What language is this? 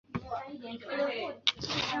Chinese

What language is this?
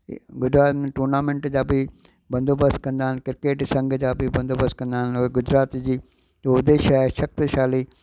Sindhi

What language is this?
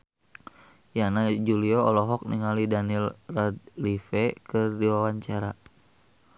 Sundanese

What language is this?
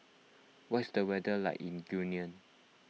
English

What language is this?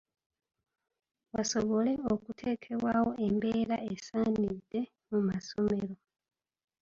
Ganda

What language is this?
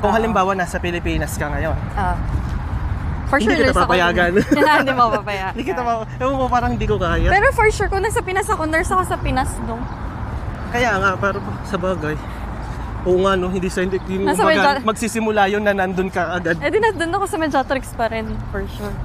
Filipino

